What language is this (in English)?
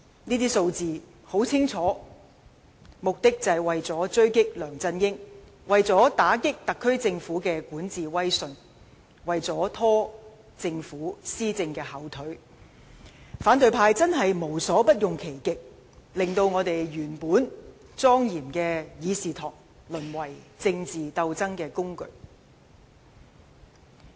Cantonese